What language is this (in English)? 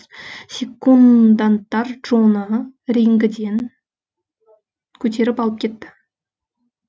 Kazakh